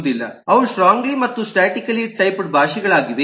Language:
Kannada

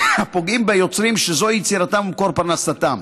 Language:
Hebrew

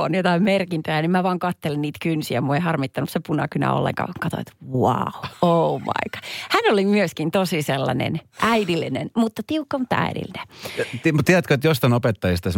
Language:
Finnish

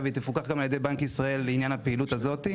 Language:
Hebrew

